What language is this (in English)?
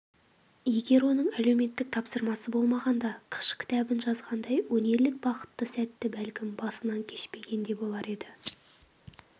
Kazakh